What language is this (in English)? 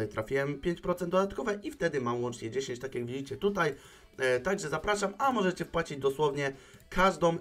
Polish